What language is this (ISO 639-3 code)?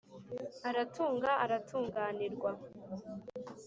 kin